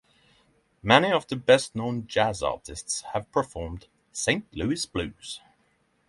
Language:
English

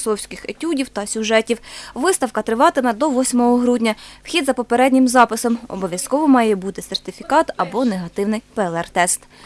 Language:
Ukrainian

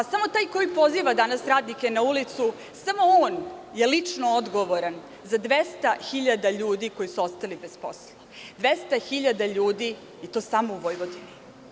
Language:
Serbian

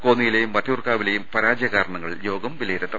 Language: Malayalam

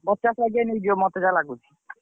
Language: Odia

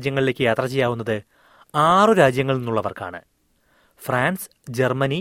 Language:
Malayalam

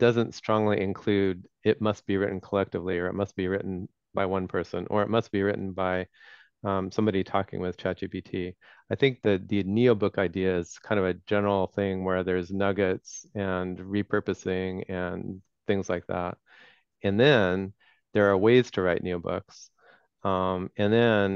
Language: English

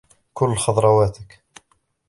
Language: Arabic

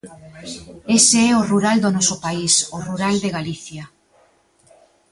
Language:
Galician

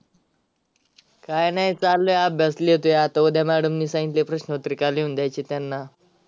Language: Marathi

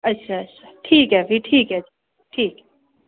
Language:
Dogri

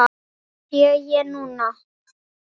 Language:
Icelandic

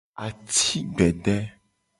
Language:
Gen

